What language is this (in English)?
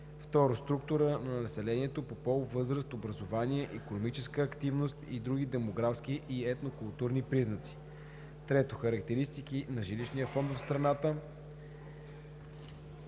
Bulgarian